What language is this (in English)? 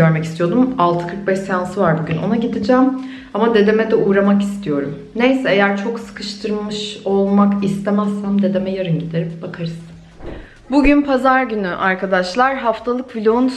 Turkish